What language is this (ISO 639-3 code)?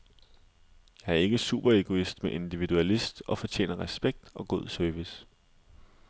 dan